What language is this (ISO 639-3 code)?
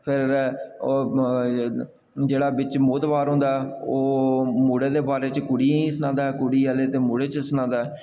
doi